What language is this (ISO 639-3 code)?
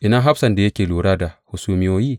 hau